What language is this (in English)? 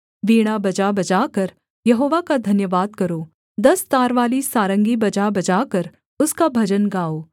Hindi